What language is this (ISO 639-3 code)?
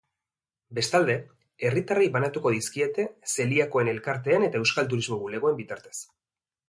eus